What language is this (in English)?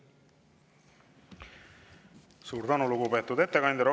Estonian